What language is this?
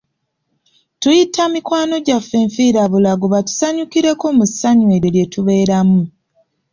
Ganda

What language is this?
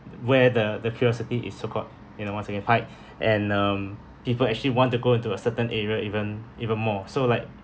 English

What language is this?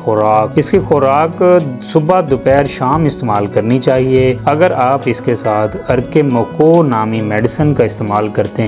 Urdu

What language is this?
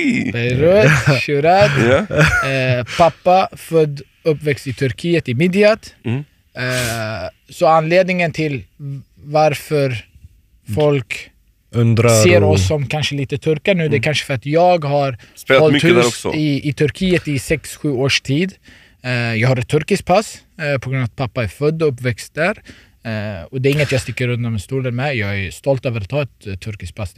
Swedish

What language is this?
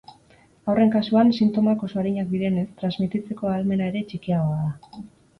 Basque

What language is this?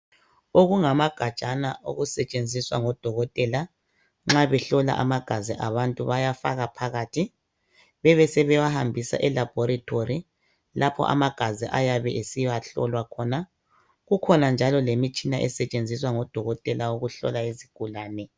North Ndebele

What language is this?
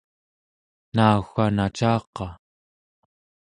Central Yupik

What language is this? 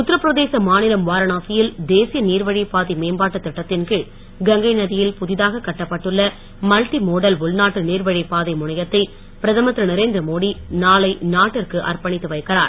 Tamil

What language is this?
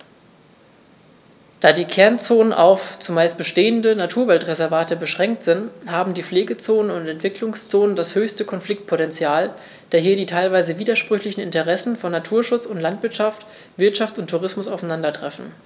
German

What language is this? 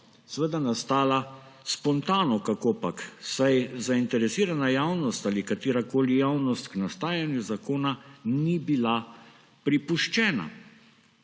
Slovenian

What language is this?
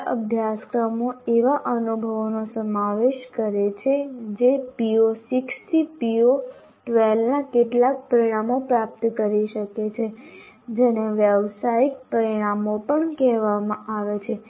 Gujarati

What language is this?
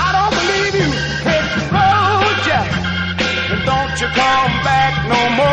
Spanish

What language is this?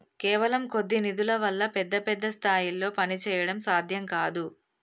Telugu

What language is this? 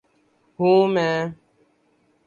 Urdu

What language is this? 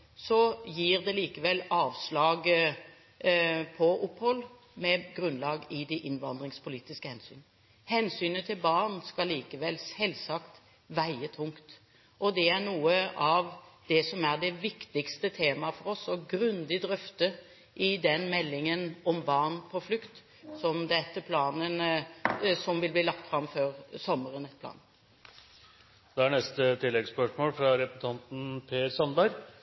Norwegian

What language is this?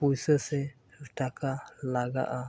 Santali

